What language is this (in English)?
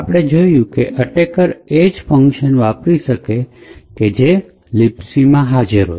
Gujarati